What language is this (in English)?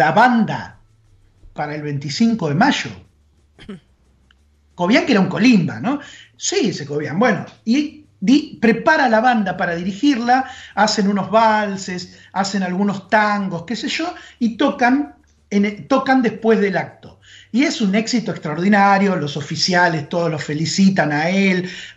Spanish